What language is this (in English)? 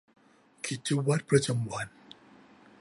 Thai